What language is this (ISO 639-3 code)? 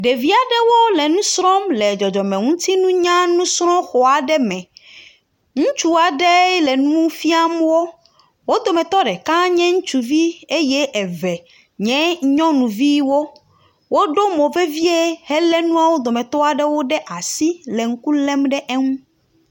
ewe